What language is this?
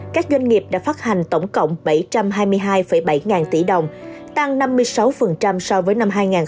Vietnamese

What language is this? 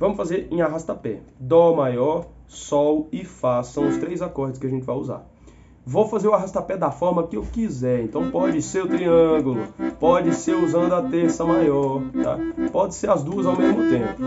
Portuguese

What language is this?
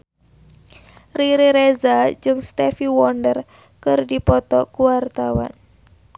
Sundanese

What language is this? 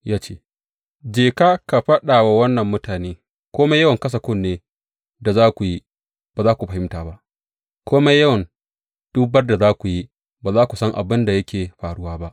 Hausa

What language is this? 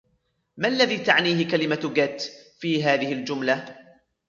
Arabic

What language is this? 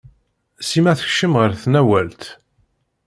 Kabyle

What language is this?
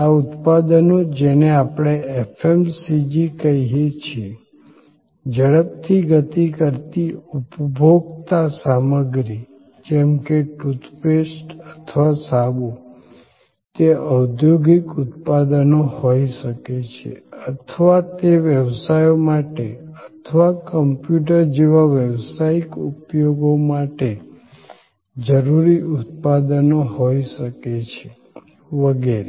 Gujarati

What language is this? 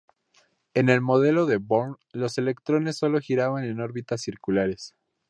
Spanish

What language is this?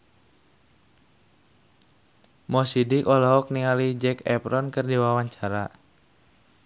Sundanese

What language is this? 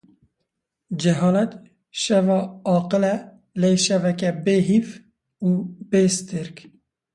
Kurdish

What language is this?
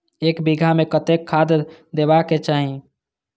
Maithili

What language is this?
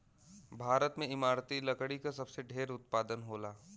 Bhojpuri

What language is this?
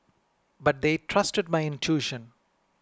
English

